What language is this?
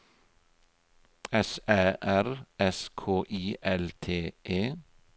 Norwegian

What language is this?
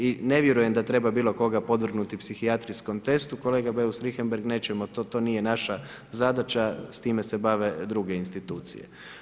Croatian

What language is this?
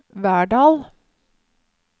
Norwegian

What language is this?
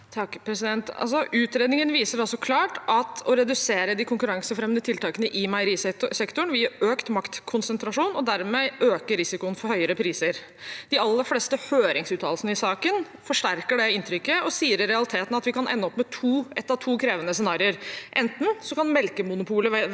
Norwegian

